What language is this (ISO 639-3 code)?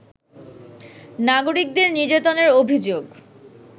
ben